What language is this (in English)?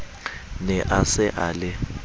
Southern Sotho